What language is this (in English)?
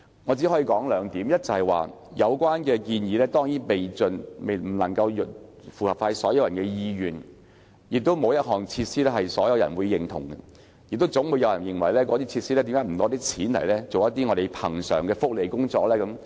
Cantonese